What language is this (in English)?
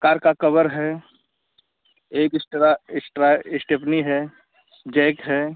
Hindi